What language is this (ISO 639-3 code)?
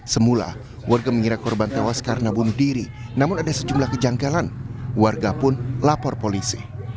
ind